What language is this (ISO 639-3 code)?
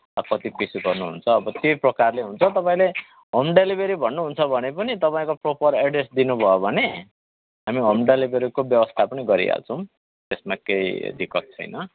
nep